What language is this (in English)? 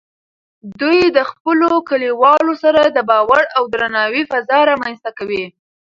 Pashto